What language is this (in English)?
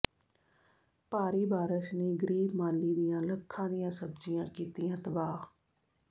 Punjabi